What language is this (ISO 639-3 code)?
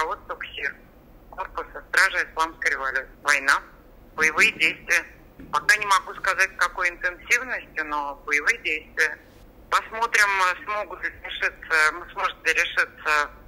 rus